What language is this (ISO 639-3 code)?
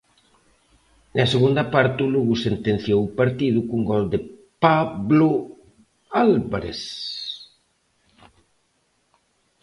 glg